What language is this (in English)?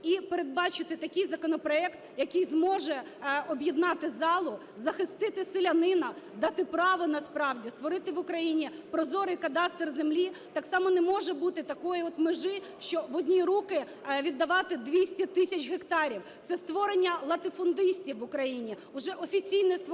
Ukrainian